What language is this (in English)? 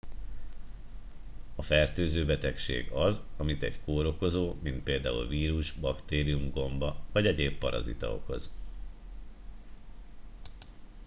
Hungarian